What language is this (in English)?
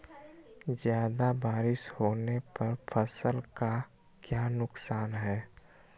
Magahi